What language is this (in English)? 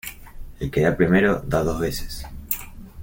Spanish